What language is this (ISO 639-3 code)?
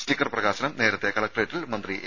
mal